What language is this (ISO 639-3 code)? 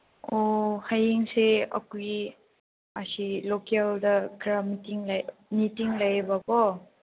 mni